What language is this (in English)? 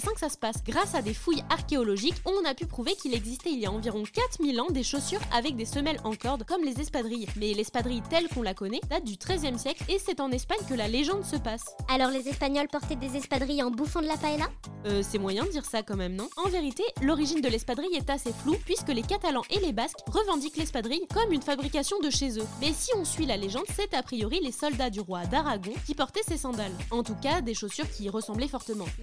French